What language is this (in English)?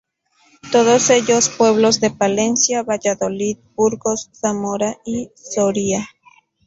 Spanish